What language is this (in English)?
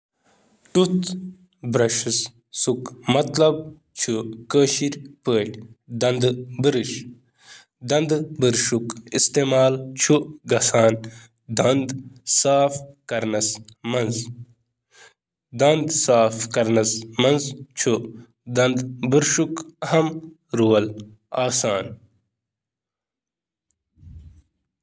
Kashmiri